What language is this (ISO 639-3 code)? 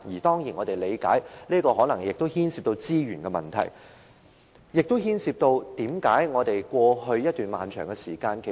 yue